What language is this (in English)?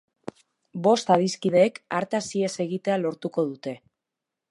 Basque